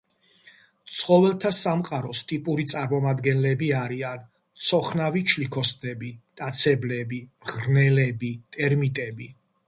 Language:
Georgian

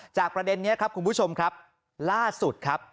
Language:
Thai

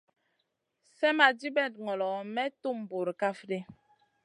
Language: Masana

